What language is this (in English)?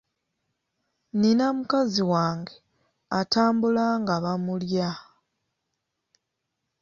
Ganda